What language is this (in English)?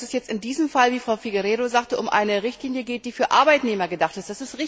German